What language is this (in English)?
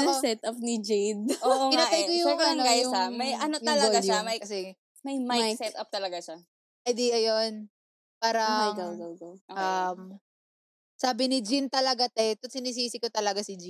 Filipino